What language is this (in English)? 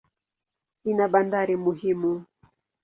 Swahili